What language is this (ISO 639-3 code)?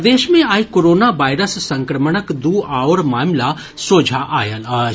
mai